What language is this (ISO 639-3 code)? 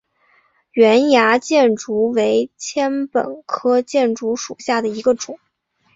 zho